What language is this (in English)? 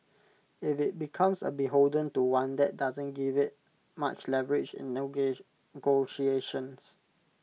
English